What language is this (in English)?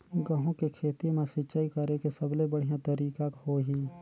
Chhattisgarhi